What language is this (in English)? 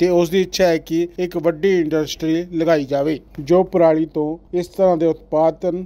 Hindi